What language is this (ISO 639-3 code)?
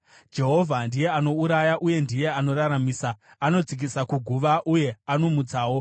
sna